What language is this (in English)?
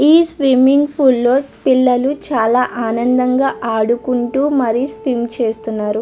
Telugu